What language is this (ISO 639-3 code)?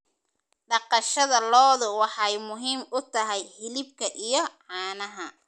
som